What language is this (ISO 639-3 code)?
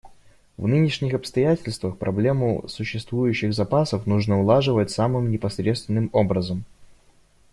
rus